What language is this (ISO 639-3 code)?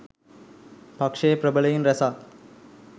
sin